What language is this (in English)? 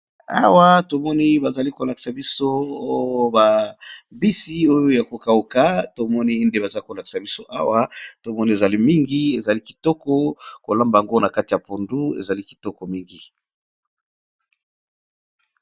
Lingala